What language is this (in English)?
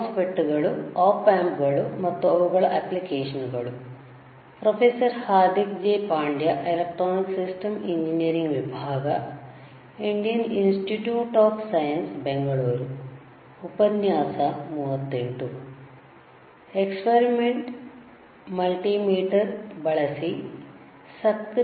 Kannada